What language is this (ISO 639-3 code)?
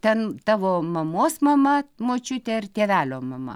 lit